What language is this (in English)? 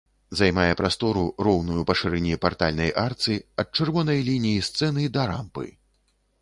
Belarusian